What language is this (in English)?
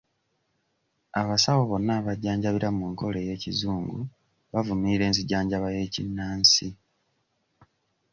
Ganda